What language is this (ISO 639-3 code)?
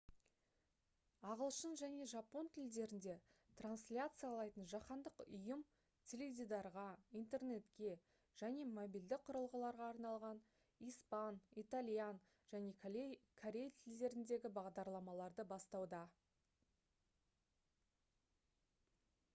kaz